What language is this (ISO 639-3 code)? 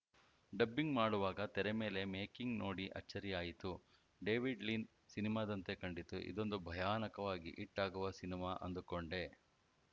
kan